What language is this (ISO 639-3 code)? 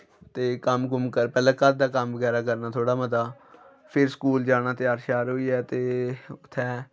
doi